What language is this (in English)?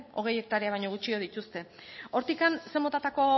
Basque